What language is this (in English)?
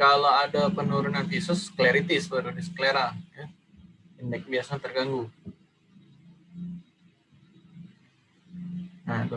Indonesian